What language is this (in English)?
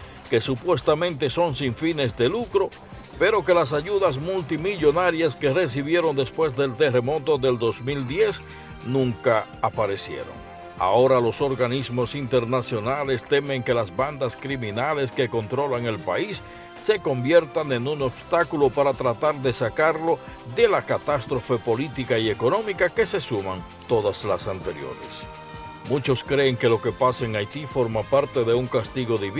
Spanish